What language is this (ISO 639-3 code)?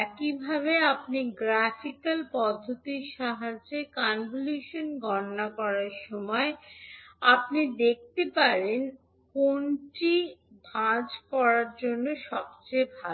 ben